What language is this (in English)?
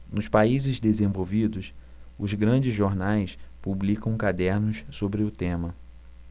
Portuguese